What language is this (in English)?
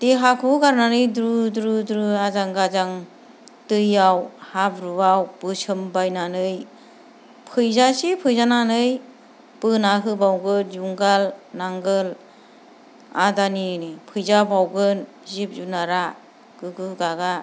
Bodo